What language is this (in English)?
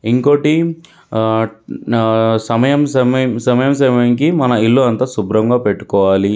Telugu